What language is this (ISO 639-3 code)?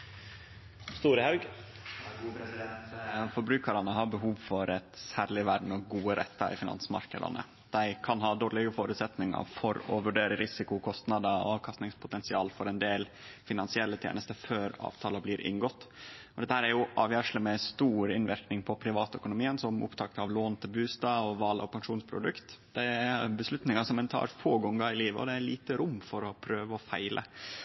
nor